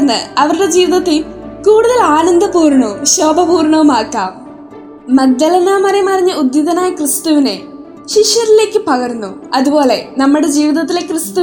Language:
Malayalam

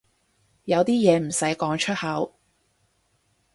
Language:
Cantonese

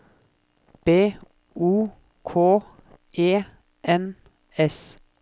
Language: Norwegian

